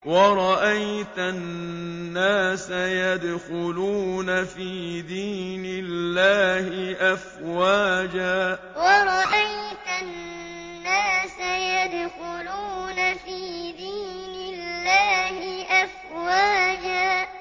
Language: Arabic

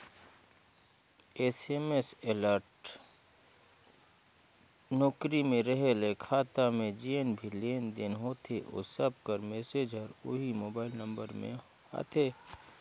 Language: Chhattisgarhi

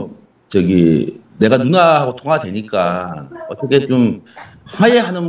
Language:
Korean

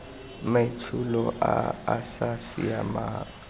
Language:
Tswana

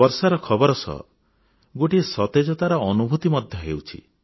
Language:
Odia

